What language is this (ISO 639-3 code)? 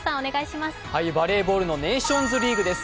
jpn